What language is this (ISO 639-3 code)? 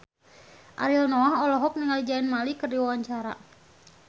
sun